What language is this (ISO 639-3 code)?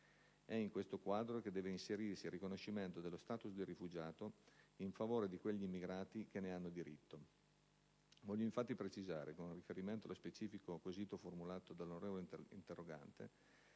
ita